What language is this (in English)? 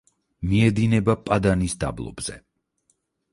Georgian